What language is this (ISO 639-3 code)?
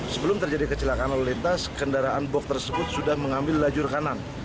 ind